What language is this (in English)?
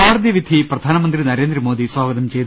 Malayalam